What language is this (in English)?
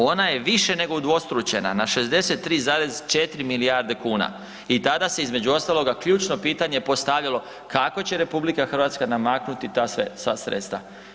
Croatian